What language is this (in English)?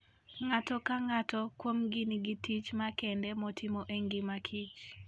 Luo (Kenya and Tanzania)